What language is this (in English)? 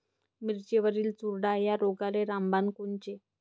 Marathi